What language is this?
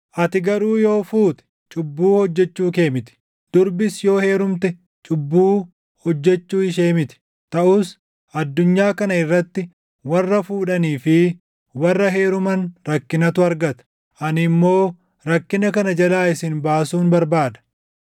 Oromo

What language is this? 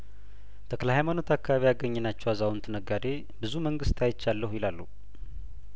Amharic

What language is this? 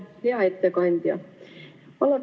Estonian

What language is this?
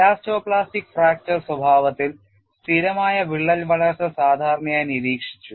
Malayalam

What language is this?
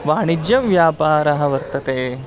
Sanskrit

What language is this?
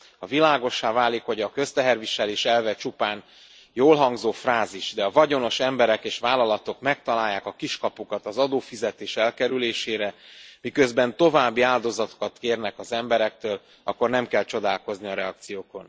Hungarian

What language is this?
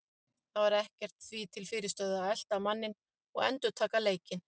Icelandic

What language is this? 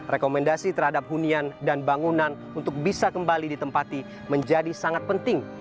Indonesian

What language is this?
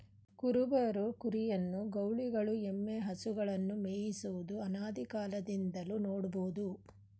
Kannada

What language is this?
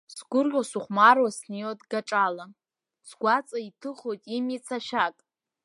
Abkhazian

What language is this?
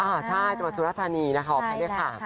Thai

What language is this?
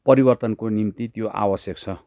Nepali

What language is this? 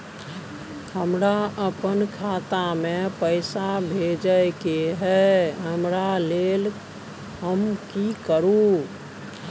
Maithili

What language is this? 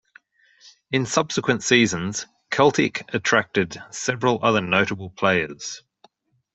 English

